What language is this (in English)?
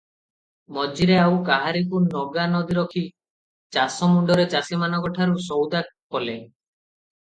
Odia